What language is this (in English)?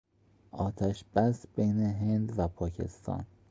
Persian